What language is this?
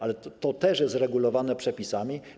Polish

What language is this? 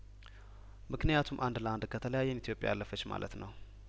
Amharic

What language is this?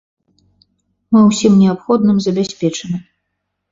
Belarusian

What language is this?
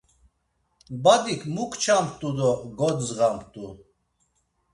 Laz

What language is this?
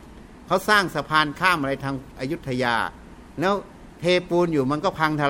Thai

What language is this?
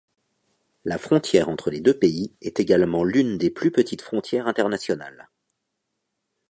French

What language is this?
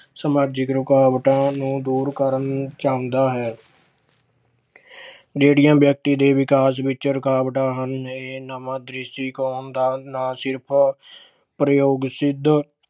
Punjabi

